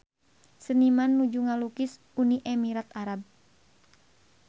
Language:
Sundanese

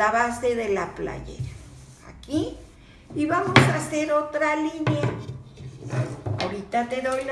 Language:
Spanish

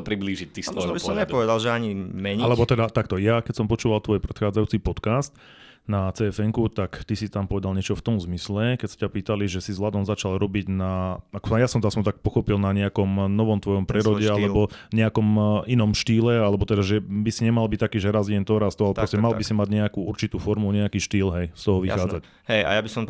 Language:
Slovak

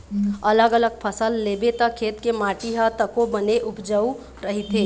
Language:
Chhattisgarhi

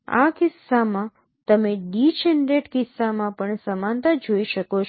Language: Gujarati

